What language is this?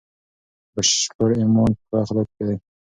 Pashto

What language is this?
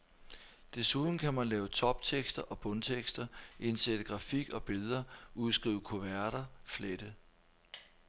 Danish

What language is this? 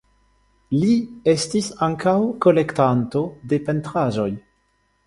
Esperanto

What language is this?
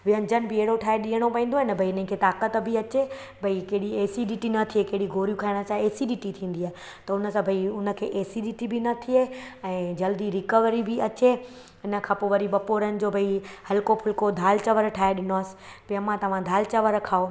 Sindhi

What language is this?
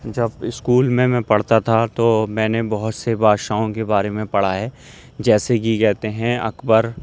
Urdu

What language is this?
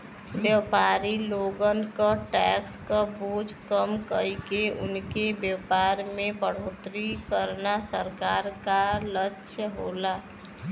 Bhojpuri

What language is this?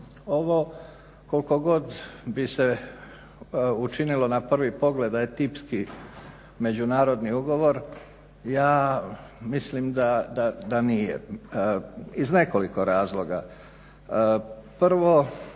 Croatian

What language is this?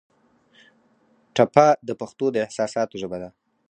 Pashto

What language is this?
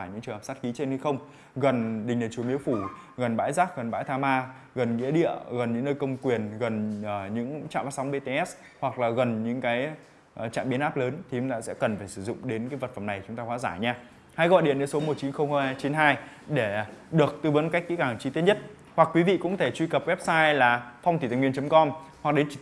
Vietnamese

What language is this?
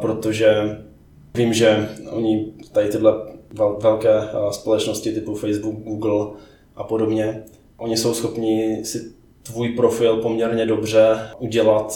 Czech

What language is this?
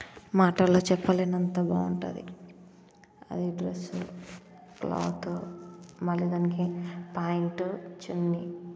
Telugu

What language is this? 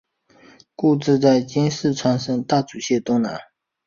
Chinese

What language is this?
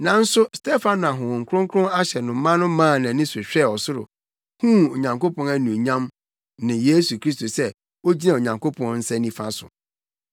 Akan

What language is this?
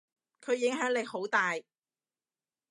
Cantonese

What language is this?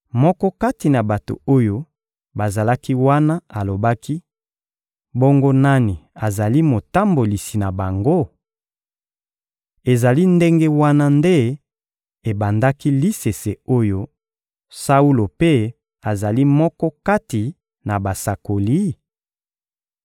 Lingala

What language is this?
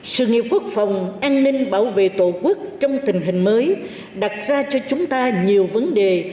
Vietnamese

